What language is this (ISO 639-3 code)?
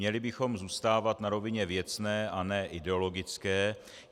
ces